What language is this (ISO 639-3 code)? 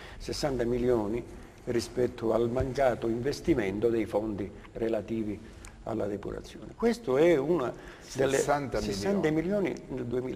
ita